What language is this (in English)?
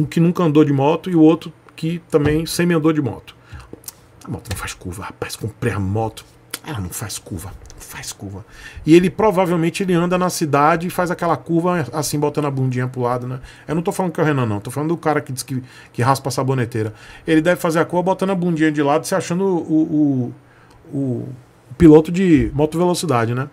Portuguese